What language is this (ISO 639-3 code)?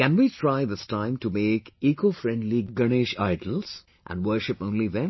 eng